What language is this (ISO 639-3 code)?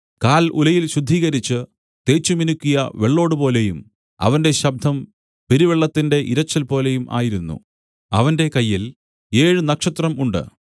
mal